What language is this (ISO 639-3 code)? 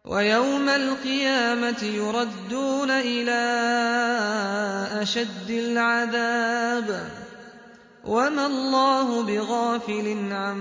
ara